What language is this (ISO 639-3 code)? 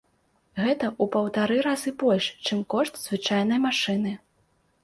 bel